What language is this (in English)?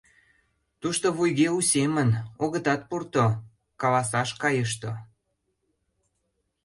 Mari